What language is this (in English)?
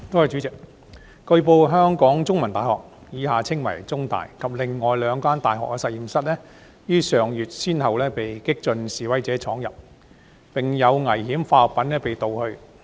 Cantonese